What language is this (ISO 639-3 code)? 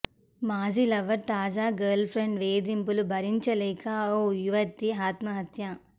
tel